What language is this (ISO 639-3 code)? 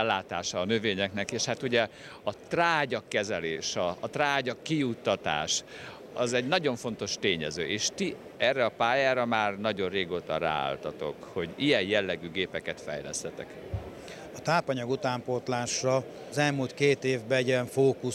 hun